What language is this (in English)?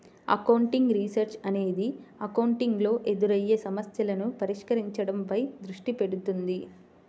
Telugu